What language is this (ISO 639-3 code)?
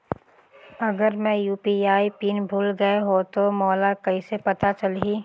hne